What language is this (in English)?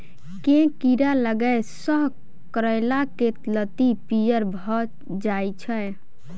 Maithili